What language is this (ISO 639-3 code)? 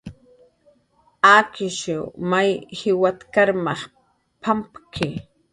jqr